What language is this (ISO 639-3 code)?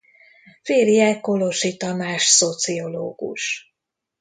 hun